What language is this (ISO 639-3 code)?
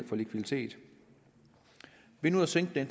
dan